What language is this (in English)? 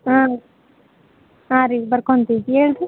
Kannada